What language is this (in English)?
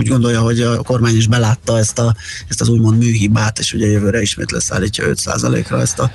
Hungarian